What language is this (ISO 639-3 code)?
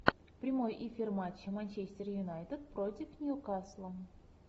rus